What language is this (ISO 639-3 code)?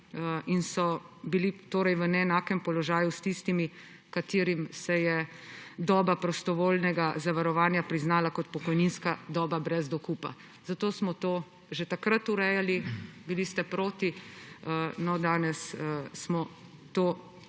slv